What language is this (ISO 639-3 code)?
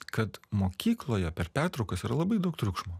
lit